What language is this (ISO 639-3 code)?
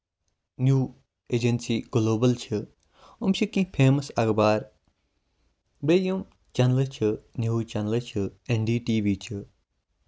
kas